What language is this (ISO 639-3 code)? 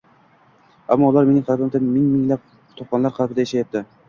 uzb